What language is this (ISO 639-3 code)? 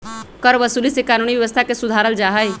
mag